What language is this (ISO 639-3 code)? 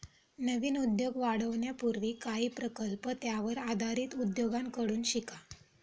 mar